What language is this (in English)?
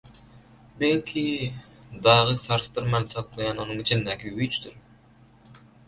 Turkmen